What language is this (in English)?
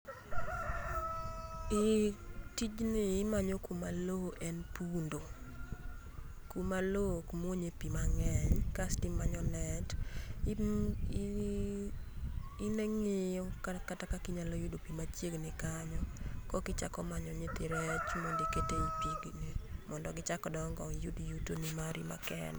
Luo (Kenya and Tanzania)